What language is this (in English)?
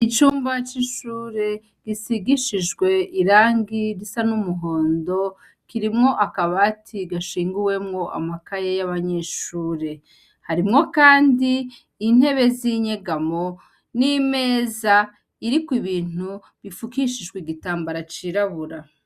Rundi